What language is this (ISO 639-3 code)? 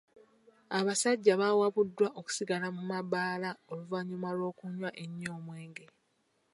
lug